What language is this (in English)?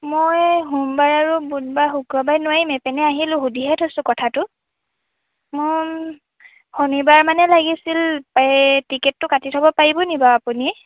Assamese